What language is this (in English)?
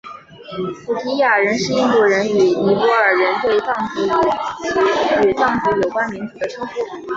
Chinese